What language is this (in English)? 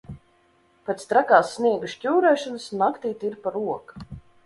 Latvian